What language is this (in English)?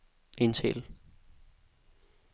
Danish